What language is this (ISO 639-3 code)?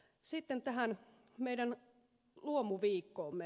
fin